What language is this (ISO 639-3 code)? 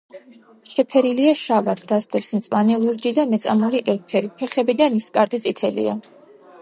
kat